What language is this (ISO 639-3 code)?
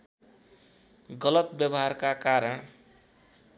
nep